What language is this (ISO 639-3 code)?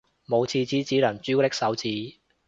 yue